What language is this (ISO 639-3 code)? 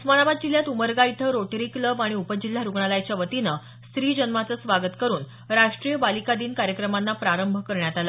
mar